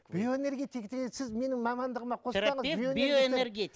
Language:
Kazakh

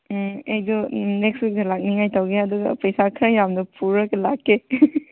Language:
Manipuri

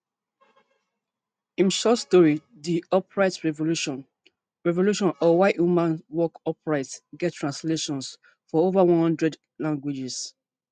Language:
Nigerian Pidgin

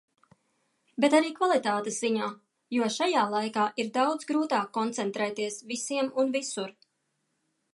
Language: Latvian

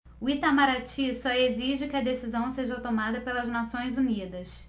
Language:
Portuguese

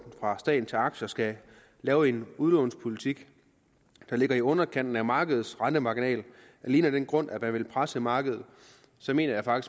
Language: Danish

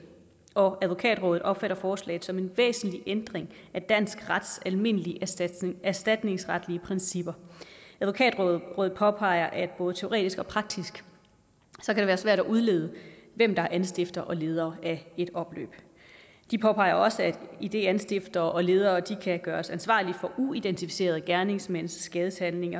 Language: Danish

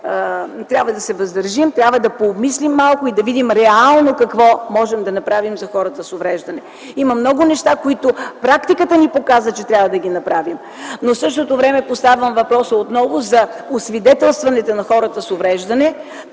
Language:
Bulgarian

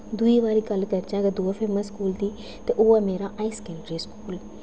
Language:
Dogri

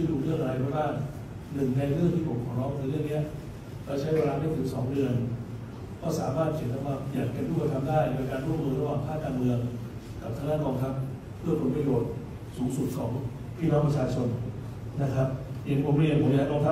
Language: Thai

